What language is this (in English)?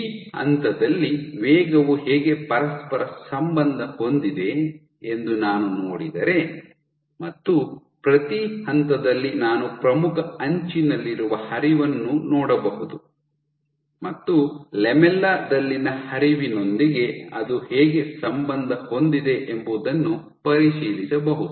Kannada